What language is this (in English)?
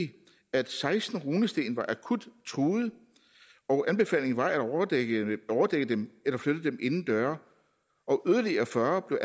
Danish